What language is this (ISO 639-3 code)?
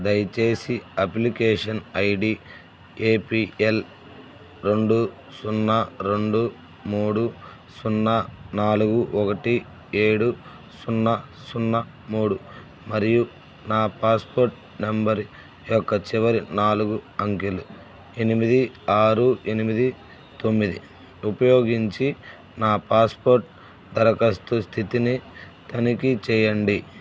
tel